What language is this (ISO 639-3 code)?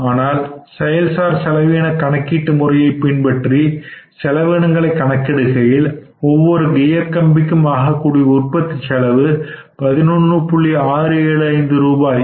tam